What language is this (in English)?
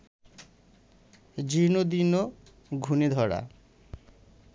Bangla